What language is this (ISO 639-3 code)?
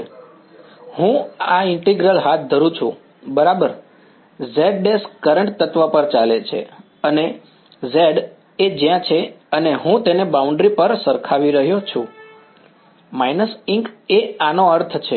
guj